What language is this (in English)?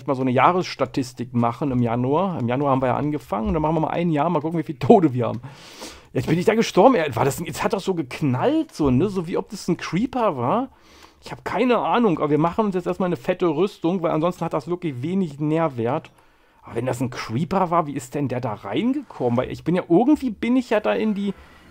German